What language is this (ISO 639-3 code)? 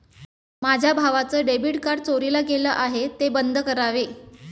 mar